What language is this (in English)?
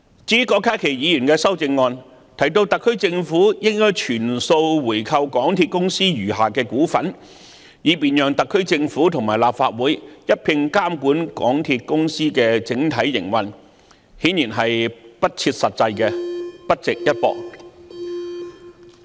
Cantonese